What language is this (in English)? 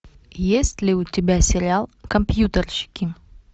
Russian